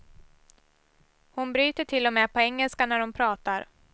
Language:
Swedish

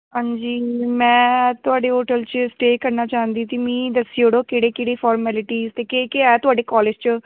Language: Dogri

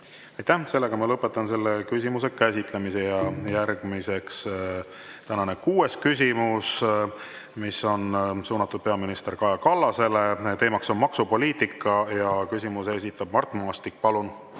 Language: Estonian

